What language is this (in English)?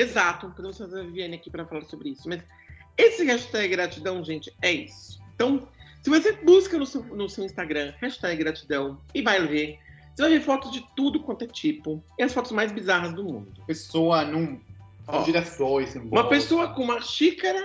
Portuguese